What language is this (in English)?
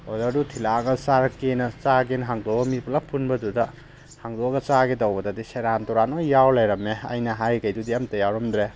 Manipuri